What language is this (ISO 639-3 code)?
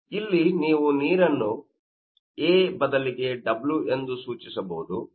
kan